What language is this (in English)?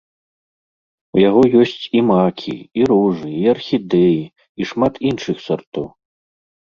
Belarusian